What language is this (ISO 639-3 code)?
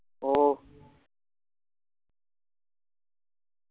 mal